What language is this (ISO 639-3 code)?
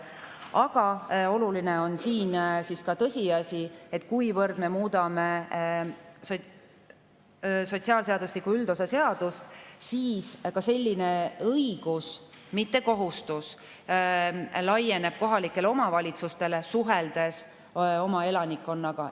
est